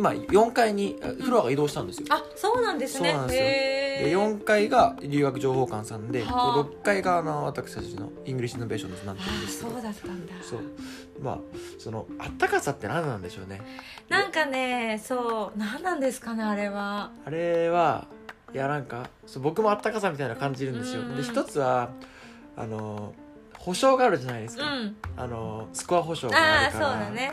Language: Japanese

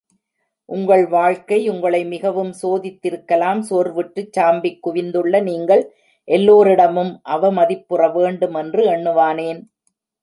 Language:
Tamil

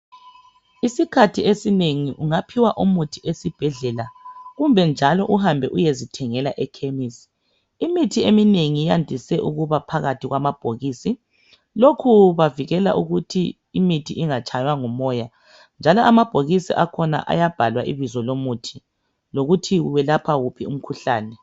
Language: North Ndebele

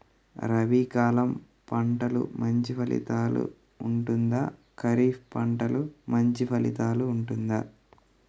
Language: Telugu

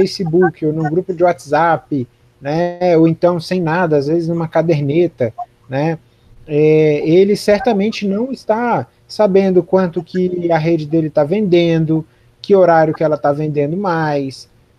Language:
Portuguese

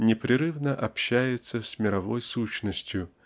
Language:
Russian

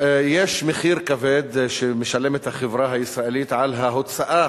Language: Hebrew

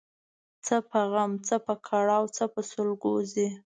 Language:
Pashto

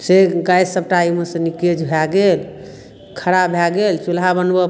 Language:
Maithili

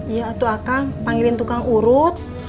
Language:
Indonesian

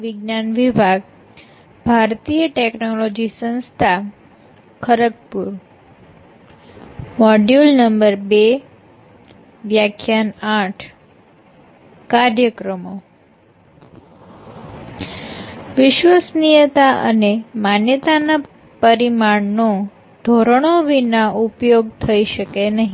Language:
Gujarati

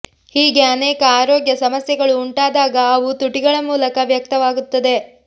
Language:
Kannada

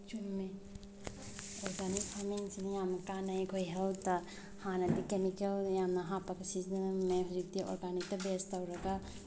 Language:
Manipuri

